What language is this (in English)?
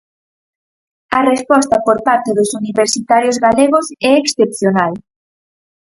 Galician